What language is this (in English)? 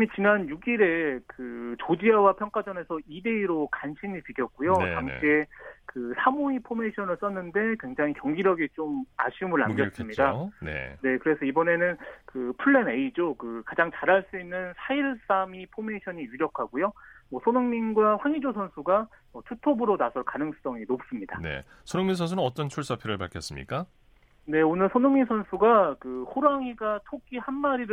Korean